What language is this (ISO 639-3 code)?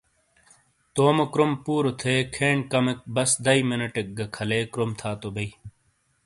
scl